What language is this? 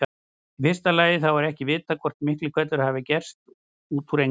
Icelandic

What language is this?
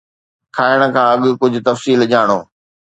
Sindhi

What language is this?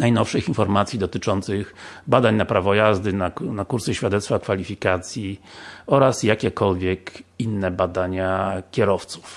Polish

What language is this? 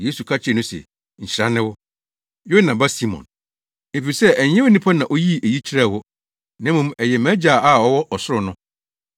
Akan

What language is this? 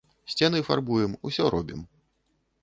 Belarusian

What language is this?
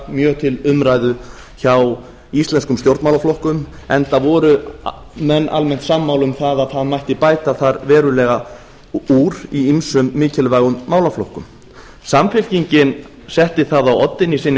Icelandic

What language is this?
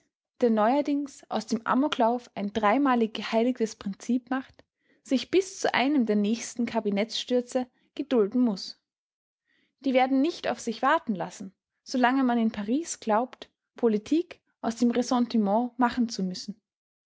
German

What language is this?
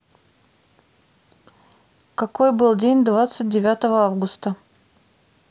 Russian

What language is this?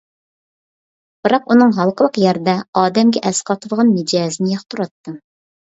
Uyghur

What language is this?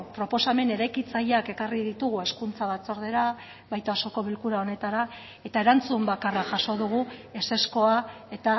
Basque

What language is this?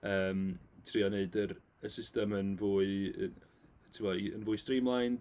Welsh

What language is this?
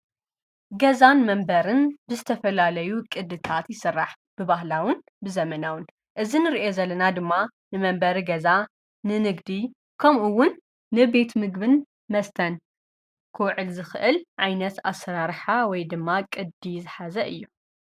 Tigrinya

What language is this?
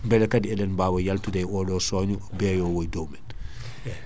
Fula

